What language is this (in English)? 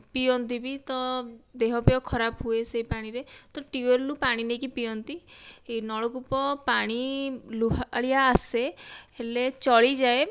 Odia